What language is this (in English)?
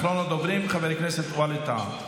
Hebrew